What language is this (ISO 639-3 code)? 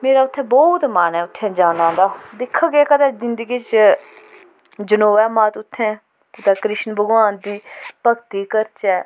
doi